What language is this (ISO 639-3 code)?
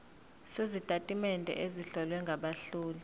zul